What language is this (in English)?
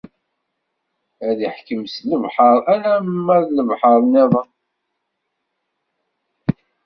Kabyle